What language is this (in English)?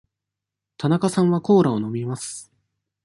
Japanese